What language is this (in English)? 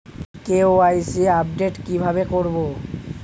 Bangla